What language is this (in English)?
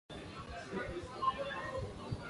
Swahili